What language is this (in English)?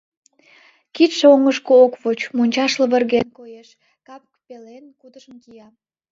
Mari